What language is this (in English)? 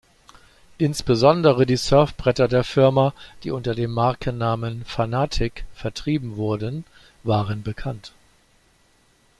German